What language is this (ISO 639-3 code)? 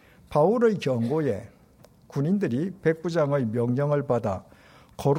kor